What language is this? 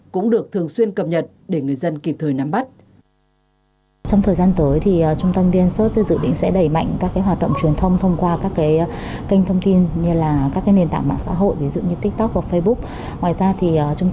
Vietnamese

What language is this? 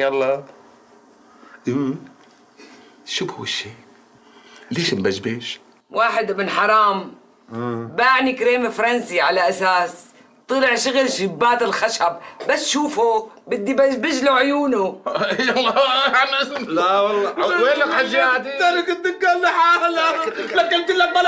Arabic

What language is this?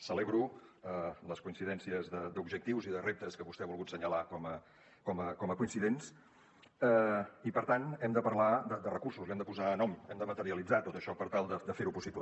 Catalan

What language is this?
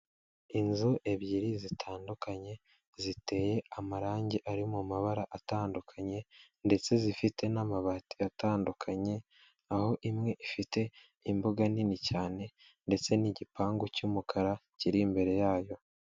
Kinyarwanda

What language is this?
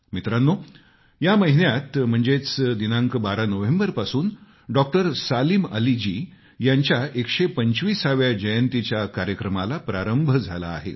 Marathi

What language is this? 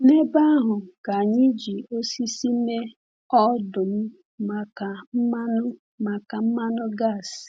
Igbo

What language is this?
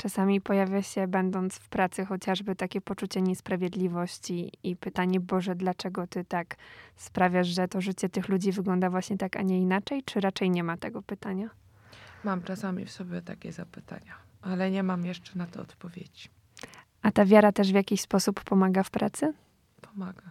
Polish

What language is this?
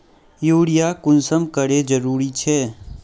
Magahi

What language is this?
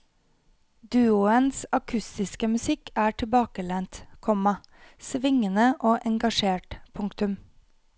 Norwegian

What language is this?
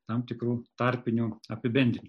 Lithuanian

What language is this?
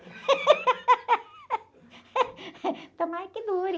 Portuguese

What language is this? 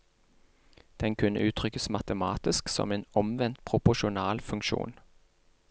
Norwegian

